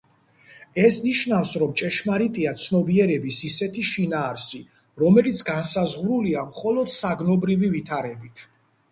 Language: Georgian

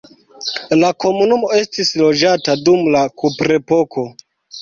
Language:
Esperanto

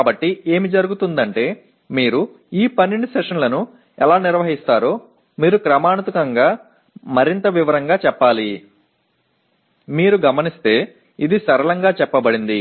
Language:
Tamil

